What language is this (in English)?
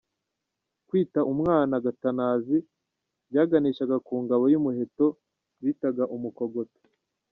Kinyarwanda